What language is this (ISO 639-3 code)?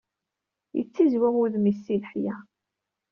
kab